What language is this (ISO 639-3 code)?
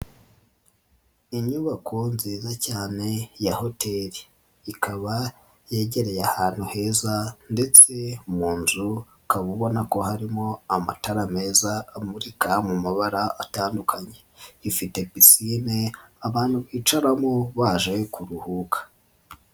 kin